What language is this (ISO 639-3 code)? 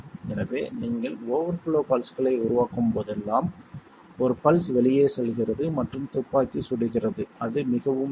tam